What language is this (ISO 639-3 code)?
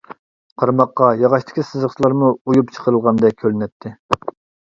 uig